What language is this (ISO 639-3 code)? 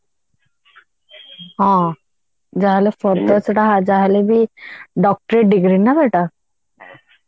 ori